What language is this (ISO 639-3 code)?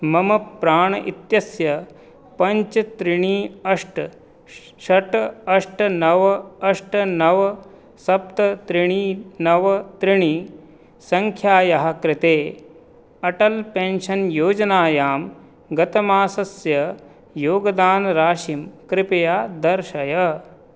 san